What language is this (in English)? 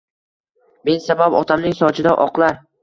Uzbek